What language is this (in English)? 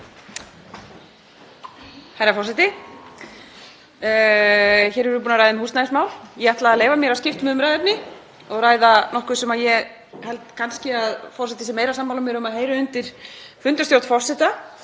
Icelandic